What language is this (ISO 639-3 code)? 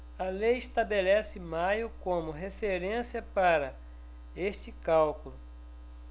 por